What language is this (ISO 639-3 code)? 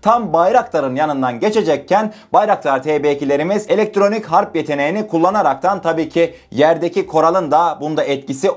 tur